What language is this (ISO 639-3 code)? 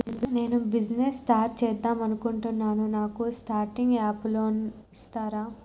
tel